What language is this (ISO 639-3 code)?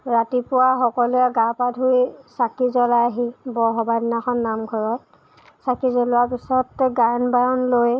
asm